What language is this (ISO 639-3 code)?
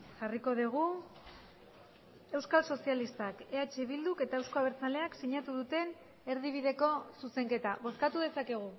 eus